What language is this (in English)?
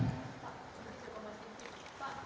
Indonesian